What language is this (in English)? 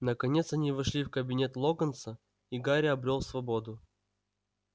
Russian